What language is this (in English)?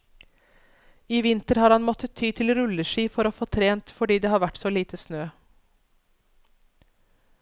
Norwegian